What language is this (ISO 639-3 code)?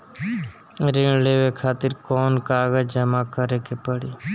bho